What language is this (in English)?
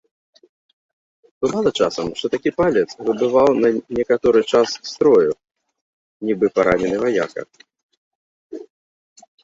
Belarusian